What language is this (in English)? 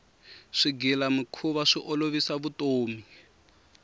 Tsonga